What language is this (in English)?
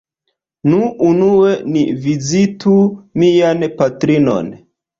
Esperanto